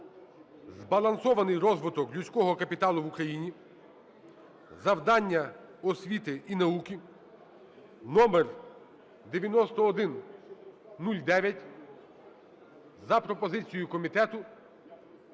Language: Ukrainian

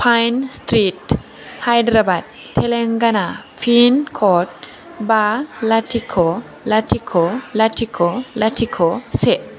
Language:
Bodo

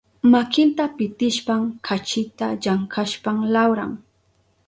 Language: Southern Pastaza Quechua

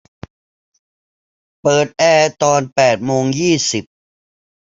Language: Thai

